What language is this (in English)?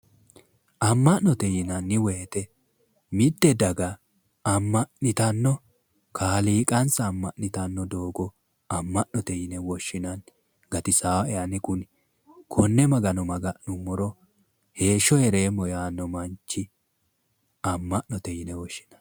Sidamo